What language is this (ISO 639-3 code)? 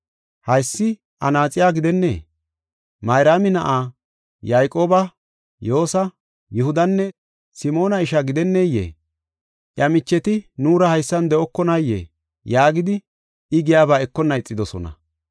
gof